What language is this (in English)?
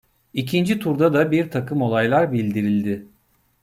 Turkish